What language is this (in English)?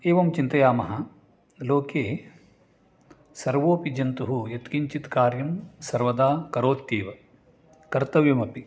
Sanskrit